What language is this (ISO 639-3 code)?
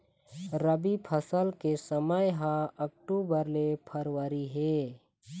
hne